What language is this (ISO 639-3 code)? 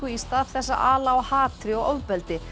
isl